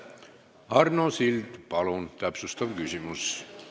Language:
Estonian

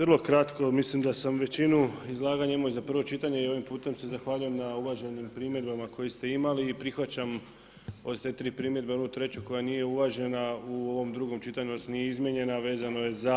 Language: Croatian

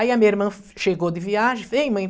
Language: Portuguese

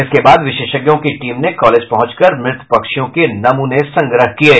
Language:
Hindi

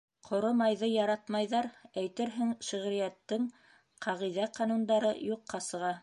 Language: Bashkir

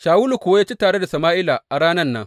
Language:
Hausa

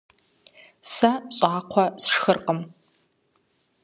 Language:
Kabardian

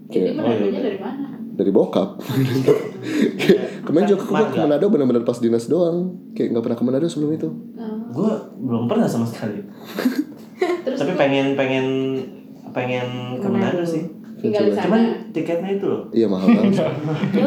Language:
Indonesian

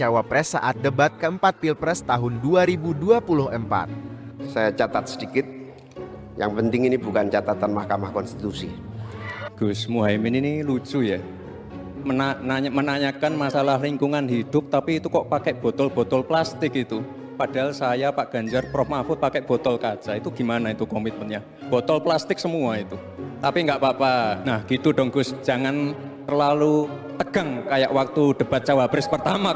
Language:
Indonesian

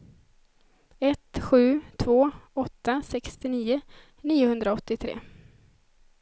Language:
Swedish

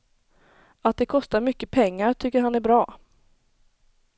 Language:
Swedish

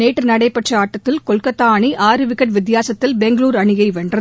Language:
Tamil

